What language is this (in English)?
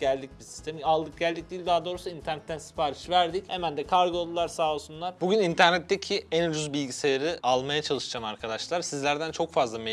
Turkish